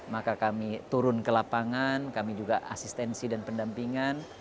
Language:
Indonesian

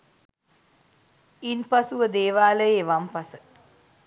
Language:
Sinhala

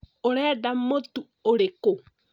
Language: Kikuyu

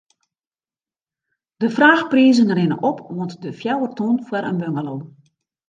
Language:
Western Frisian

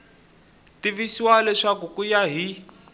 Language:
Tsonga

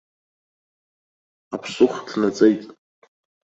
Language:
Abkhazian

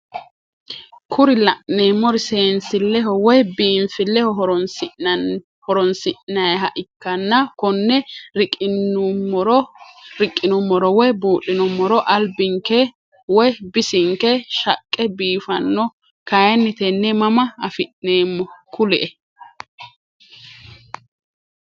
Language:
Sidamo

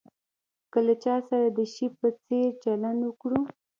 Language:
Pashto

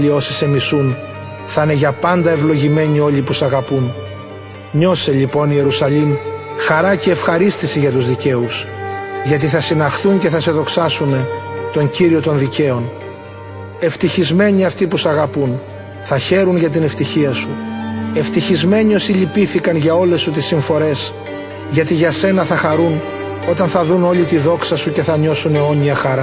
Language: Greek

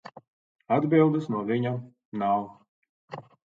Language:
Latvian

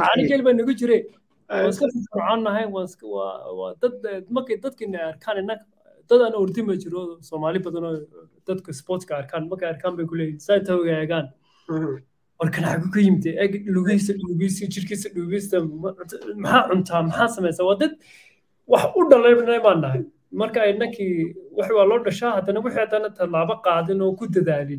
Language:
Arabic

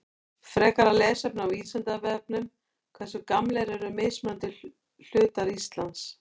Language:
Icelandic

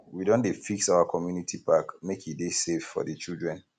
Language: Nigerian Pidgin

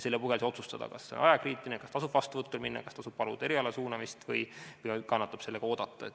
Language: Estonian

